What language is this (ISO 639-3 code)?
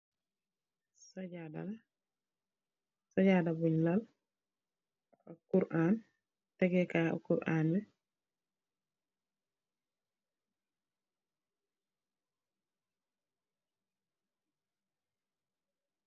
wol